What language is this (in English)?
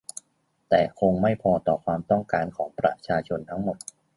Thai